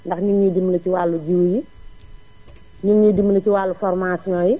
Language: Wolof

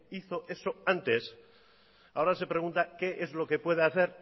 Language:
Spanish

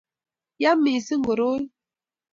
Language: Kalenjin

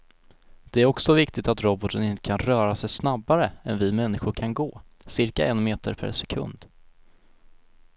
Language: Swedish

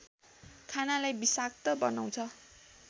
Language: Nepali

